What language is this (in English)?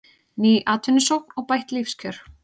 Icelandic